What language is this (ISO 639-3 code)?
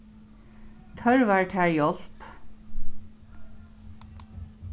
fao